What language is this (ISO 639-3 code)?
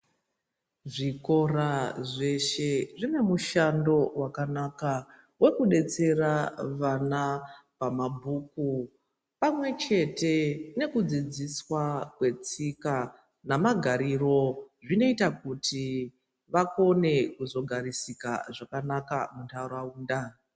ndc